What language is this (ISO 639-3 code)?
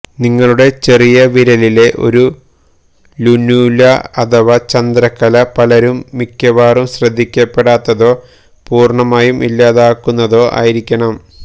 mal